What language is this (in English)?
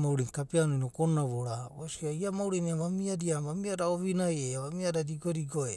Abadi